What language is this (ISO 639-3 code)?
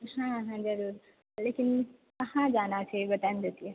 mai